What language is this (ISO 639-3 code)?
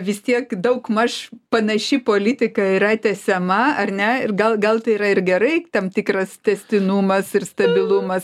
lit